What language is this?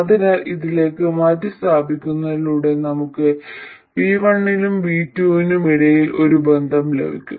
Malayalam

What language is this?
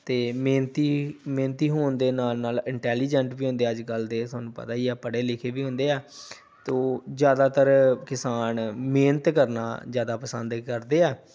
Punjabi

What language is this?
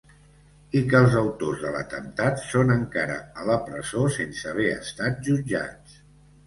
Catalan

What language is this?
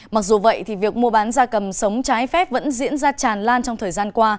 Vietnamese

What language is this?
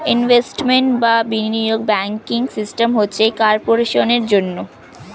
Bangla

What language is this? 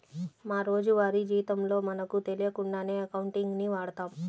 Telugu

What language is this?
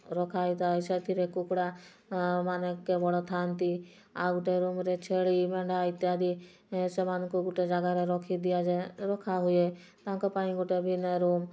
Odia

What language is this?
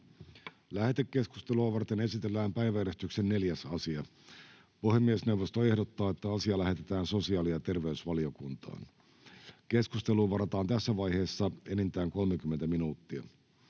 Finnish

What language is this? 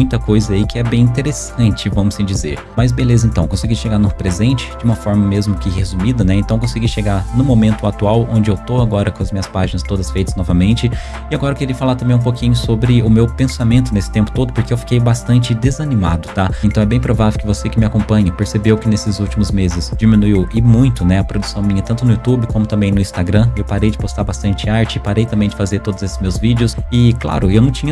Portuguese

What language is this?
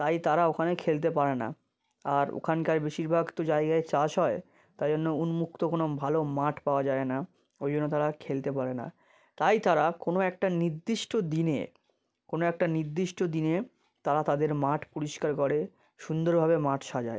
Bangla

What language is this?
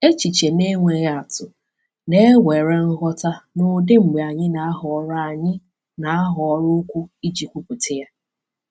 Igbo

